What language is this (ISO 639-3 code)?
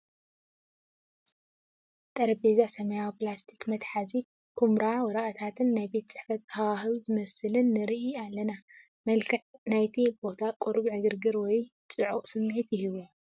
tir